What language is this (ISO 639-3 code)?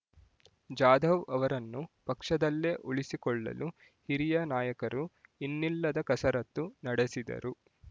kan